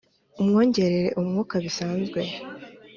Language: Kinyarwanda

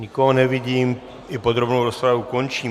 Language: Czech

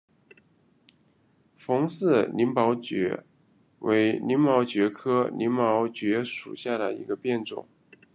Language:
Chinese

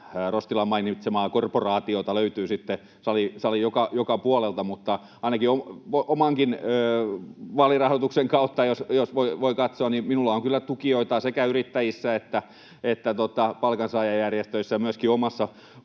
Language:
Finnish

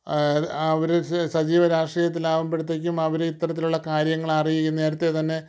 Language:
Malayalam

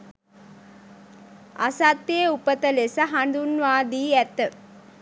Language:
Sinhala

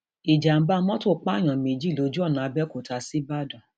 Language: Yoruba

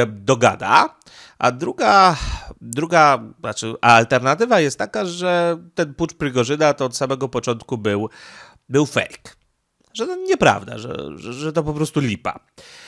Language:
Polish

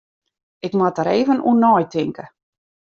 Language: Western Frisian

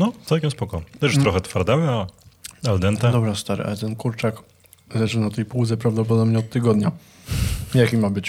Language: Polish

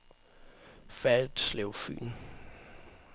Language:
Danish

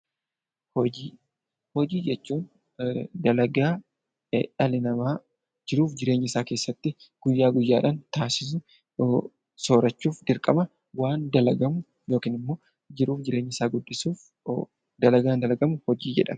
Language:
Oromo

